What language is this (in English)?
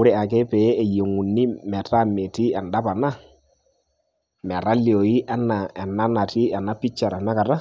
Masai